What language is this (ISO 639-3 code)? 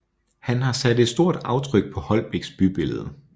dan